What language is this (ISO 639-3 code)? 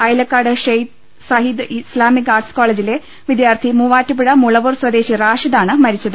mal